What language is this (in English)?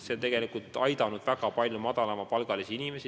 Estonian